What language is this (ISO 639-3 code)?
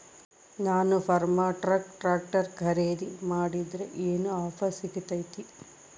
kan